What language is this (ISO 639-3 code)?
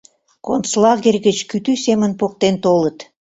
chm